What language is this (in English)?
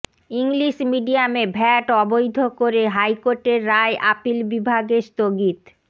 Bangla